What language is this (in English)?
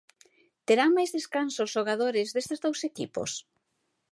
Galician